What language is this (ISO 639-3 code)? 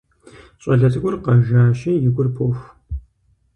kbd